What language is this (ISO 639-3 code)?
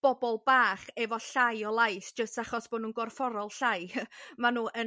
cym